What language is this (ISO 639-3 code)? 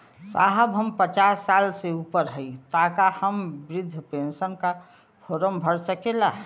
bho